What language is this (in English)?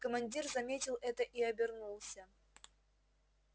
Russian